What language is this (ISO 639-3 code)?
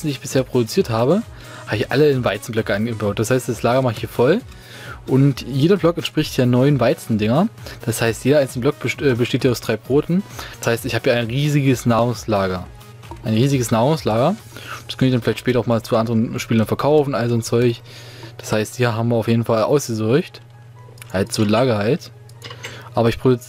deu